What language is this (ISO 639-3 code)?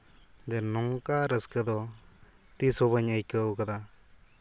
sat